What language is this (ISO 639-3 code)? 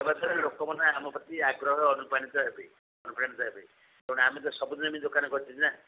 ori